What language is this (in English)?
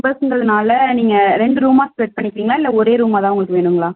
Tamil